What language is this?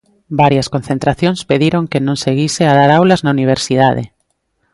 Galician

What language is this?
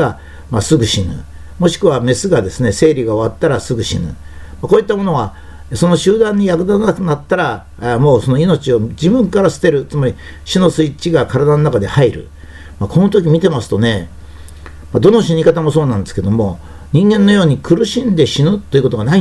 Japanese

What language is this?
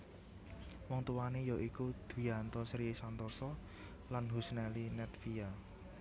Javanese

